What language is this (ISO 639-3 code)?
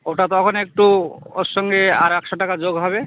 ben